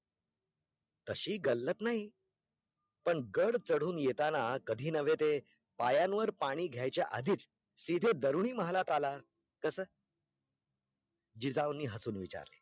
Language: Marathi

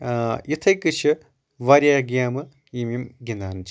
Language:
Kashmiri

